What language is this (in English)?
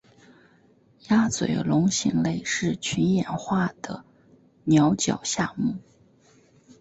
Chinese